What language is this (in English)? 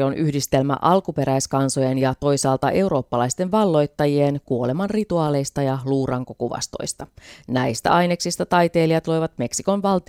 Finnish